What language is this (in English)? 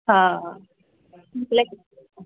Maithili